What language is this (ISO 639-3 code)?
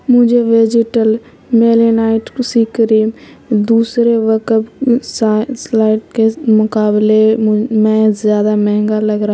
urd